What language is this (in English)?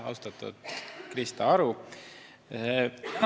Estonian